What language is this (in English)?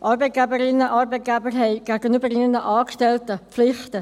Swiss German